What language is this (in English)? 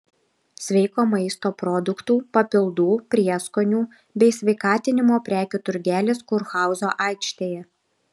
Lithuanian